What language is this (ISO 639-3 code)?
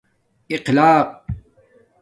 dmk